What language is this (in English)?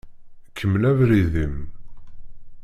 Kabyle